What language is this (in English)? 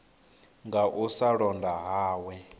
Venda